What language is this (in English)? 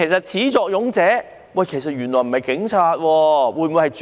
Cantonese